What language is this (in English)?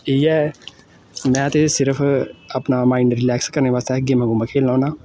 Dogri